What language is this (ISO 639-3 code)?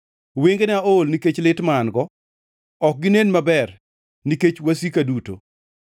luo